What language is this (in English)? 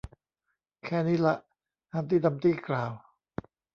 Thai